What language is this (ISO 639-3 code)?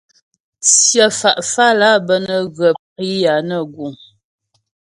bbj